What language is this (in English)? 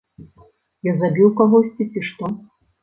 Belarusian